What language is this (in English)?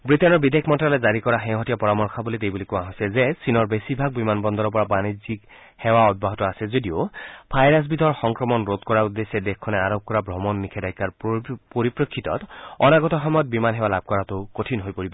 Assamese